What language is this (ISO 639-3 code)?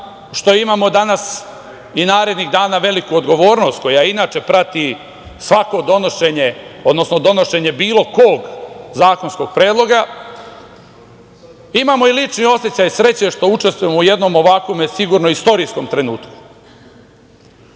srp